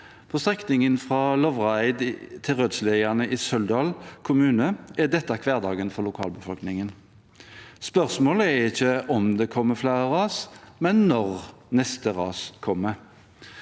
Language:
Norwegian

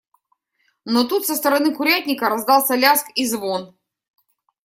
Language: Russian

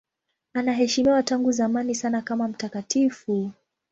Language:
Swahili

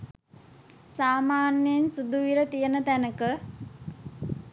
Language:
Sinhala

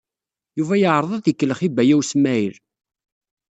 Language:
Kabyle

